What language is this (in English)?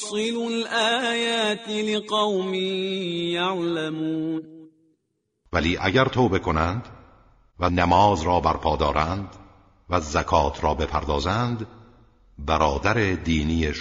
Persian